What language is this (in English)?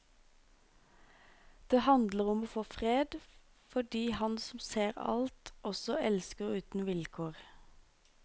Norwegian